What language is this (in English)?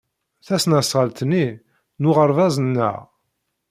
Kabyle